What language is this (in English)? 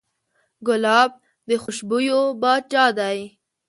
Pashto